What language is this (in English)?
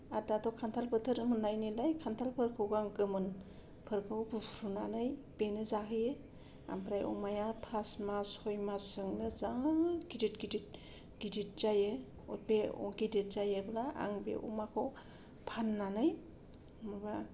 Bodo